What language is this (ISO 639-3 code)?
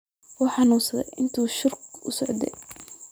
som